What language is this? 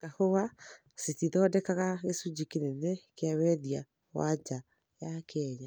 Kikuyu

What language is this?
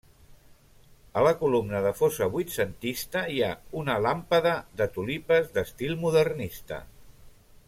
Catalan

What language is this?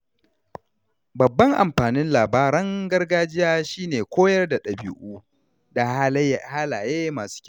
Hausa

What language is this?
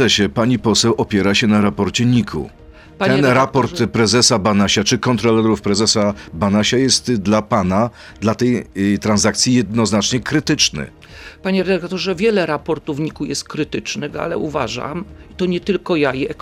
Polish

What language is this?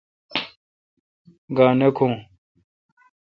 Kalkoti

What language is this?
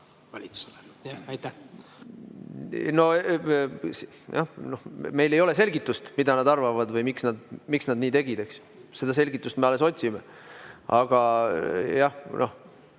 Estonian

